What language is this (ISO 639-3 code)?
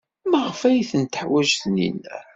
kab